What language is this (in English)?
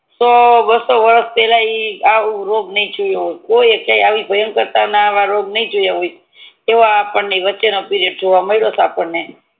Gujarati